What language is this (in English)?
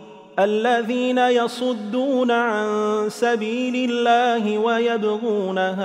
Arabic